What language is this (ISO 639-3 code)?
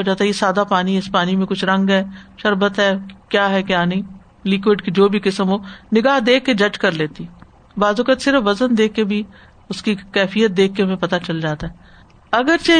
urd